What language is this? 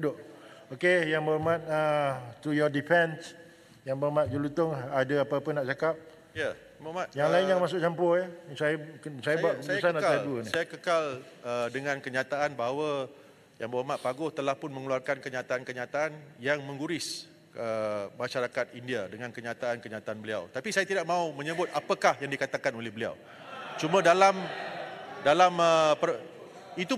Malay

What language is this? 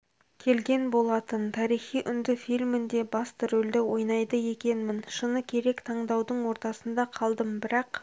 Kazakh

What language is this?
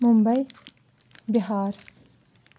Kashmiri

